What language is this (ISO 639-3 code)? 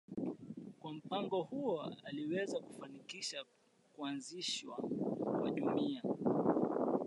swa